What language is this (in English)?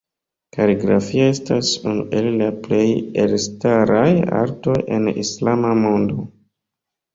Esperanto